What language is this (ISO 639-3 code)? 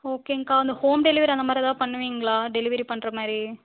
tam